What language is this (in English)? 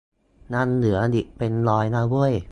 Thai